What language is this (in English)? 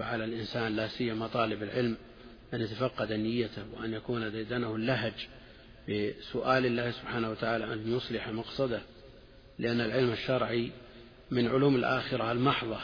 Arabic